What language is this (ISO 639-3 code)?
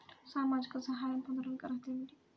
tel